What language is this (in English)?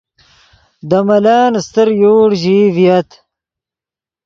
Yidgha